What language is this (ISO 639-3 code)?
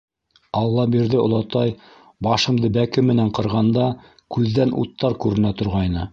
bak